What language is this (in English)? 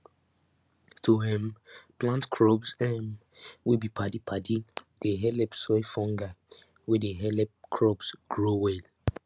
Nigerian Pidgin